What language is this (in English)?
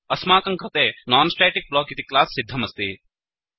Sanskrit